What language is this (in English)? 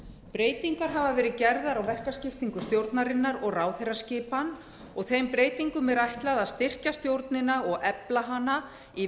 Icelandic